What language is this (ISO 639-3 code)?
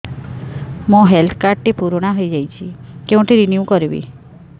ori